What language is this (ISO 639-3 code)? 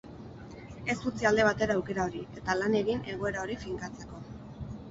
eus